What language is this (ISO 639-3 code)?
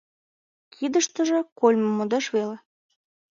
chm